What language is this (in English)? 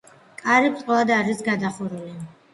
Georgian